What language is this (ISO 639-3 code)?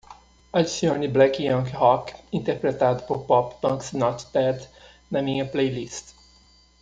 por